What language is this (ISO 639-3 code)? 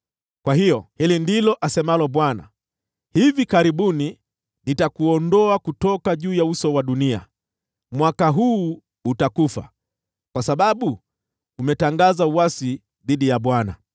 swa